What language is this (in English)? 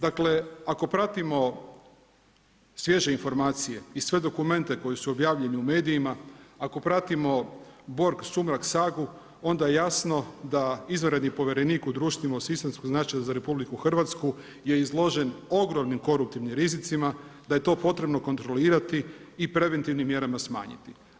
Croatian